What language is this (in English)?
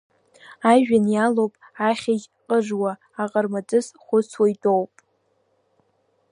Abkhazian